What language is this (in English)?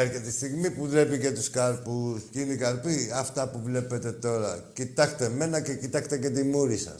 Greek